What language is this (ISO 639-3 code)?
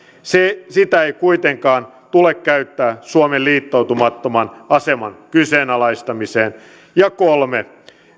fin